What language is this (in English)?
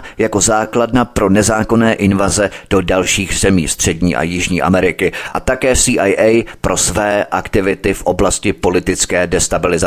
Czech